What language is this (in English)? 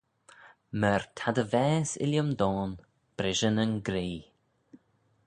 Manx